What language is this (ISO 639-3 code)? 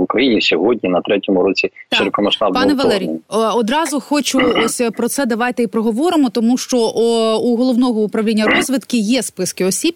ukr